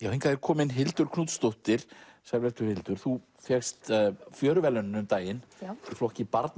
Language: Icelandic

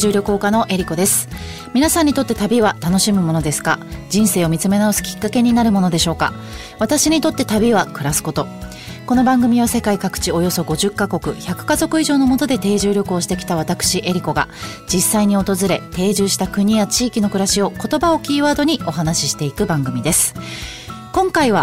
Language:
Japanese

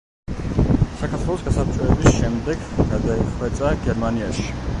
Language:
Georgian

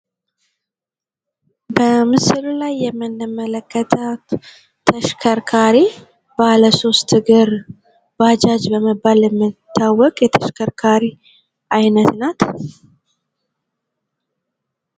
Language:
Amharic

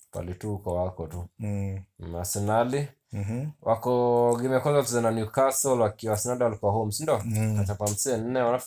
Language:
Swahili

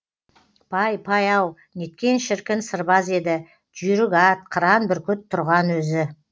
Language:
Kazakh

